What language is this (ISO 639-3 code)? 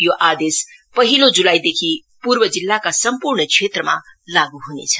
nep